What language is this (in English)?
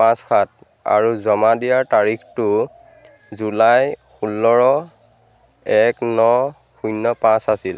Assamese